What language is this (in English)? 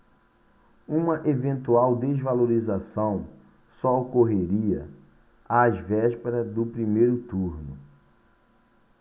Portuguese